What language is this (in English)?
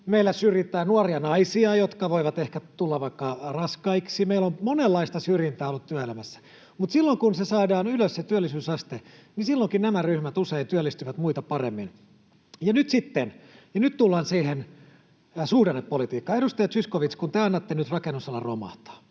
Finnish